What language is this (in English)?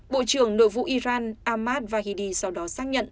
Vietnamese